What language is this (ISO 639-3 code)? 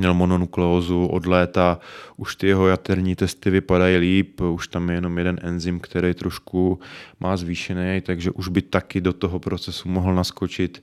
ces